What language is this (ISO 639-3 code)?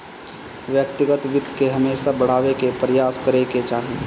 bho